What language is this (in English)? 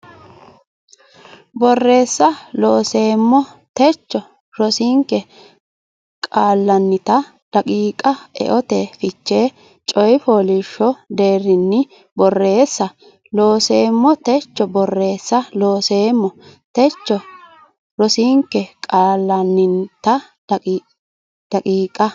Sidamo